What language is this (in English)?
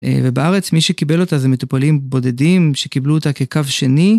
Hebrew